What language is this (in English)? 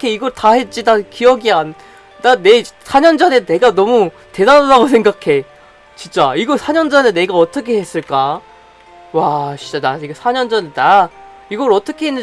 Korean